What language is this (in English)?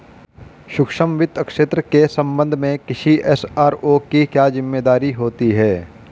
Hindi